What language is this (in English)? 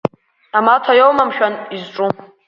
Abkhazian